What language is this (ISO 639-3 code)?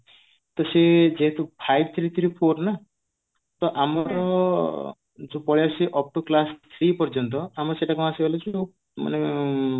ori